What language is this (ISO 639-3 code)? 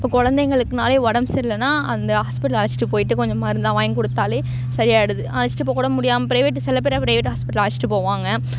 tam